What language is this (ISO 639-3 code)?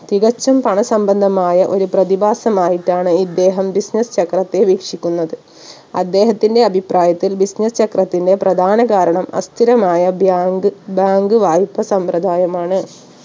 mal